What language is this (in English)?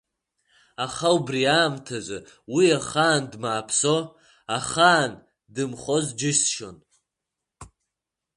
Abkhazian